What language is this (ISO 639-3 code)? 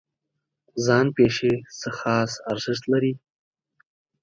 pus